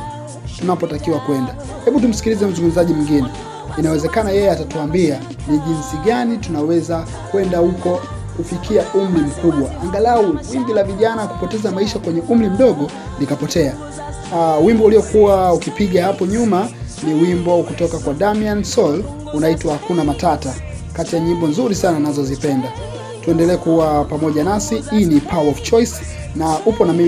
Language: Swahili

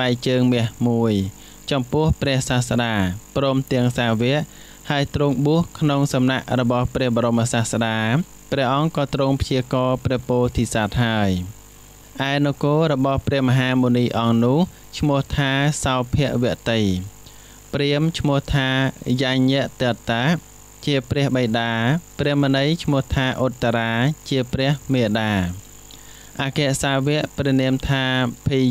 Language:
Thai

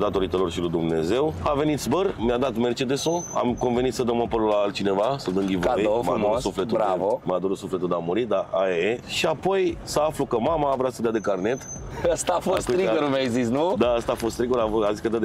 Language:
Romanian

